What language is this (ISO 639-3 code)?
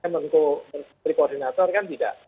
ind